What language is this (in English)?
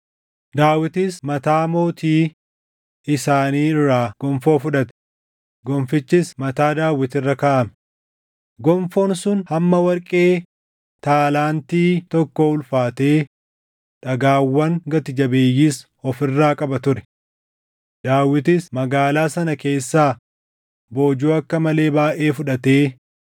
Oromo